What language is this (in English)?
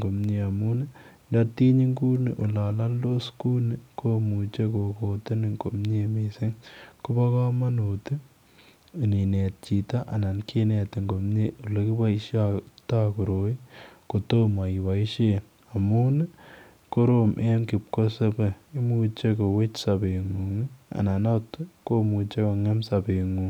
Kalenjin